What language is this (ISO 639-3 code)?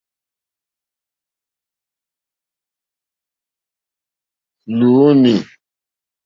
bri